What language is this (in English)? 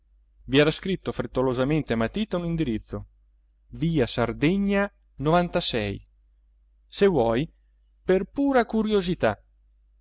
Italian